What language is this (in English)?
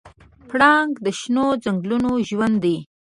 Pashto